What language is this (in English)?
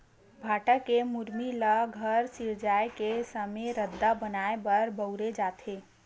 Chhattisgarhi